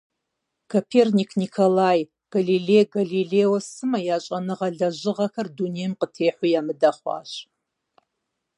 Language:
Kabardian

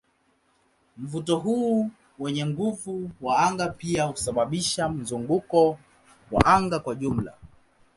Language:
Swahili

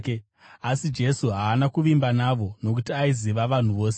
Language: Shona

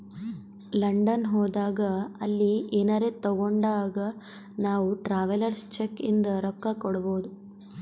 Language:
Kannada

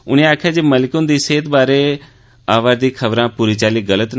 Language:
Dogri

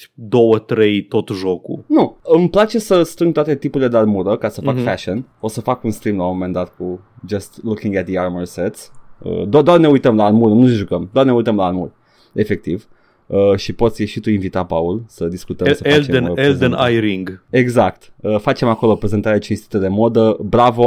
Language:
Romanian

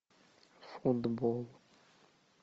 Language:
Russian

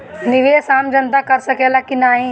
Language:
Bhojpuri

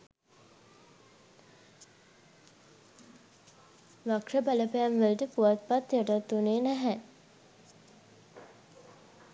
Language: Sinhala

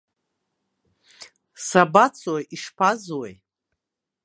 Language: Abkhazian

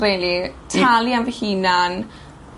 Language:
Welsh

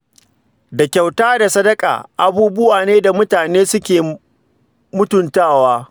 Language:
Hausa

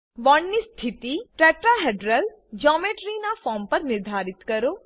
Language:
Gujarati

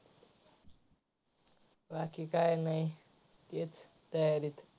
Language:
Marathi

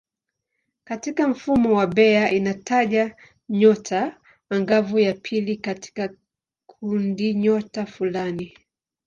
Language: Swahili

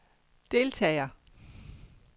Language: Danish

